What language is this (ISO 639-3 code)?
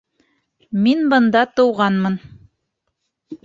bak